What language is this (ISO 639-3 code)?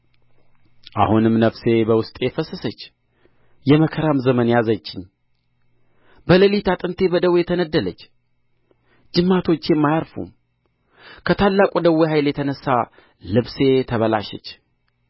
amh